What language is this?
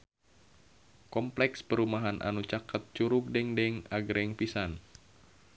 Sundanese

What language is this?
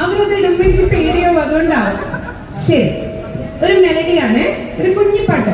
Malayalam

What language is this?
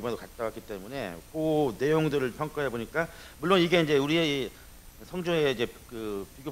Korean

